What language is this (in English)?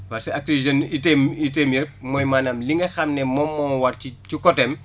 Wolof